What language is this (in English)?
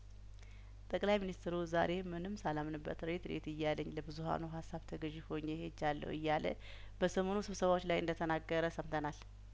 Amharic